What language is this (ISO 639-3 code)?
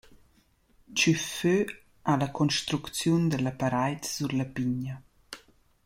roh